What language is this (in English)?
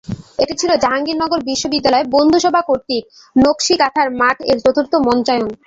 Bangla